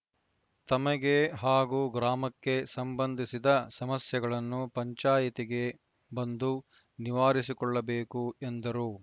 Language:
Kannada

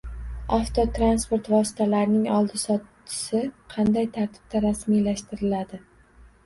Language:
Uzbek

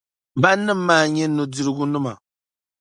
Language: Dagbani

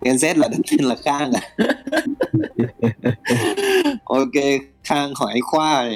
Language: Vietnamese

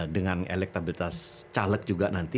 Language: Indonesian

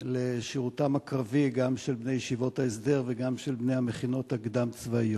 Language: Hebrew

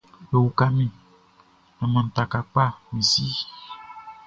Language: Baoulé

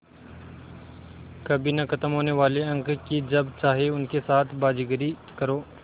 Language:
Hindi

